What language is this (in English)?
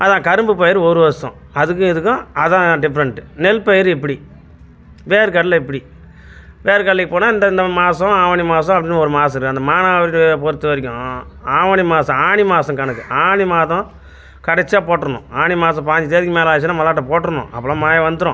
Tamil